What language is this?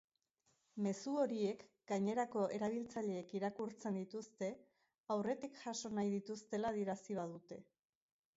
Basque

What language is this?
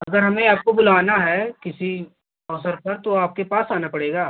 Hindi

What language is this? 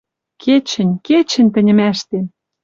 Western Mari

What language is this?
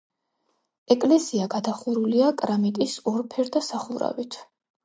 Georgian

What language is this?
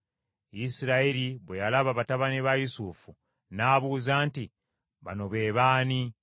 Ganda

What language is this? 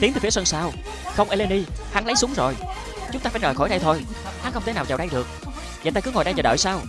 Vietnamese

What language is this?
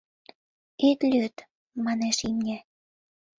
Mari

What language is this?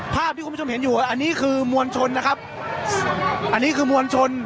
Thai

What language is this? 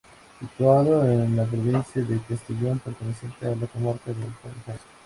Spanish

